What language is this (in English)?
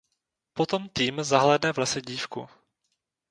Czech